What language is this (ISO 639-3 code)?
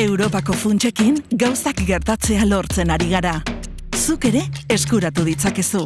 eus